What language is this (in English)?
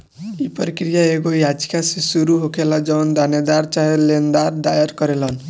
Bhojpuri